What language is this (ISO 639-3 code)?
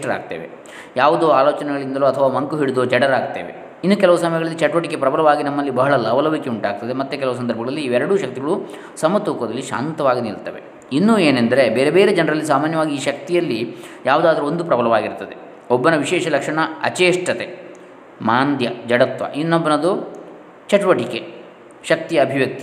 kan